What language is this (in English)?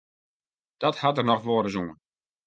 Western Frisian